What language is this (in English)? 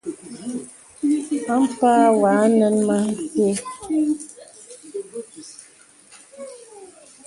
Bebele